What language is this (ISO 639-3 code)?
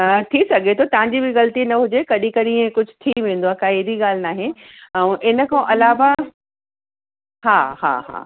snd